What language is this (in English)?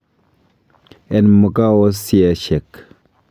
Kalenjin